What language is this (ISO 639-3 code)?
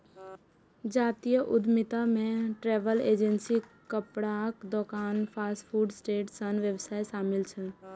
mai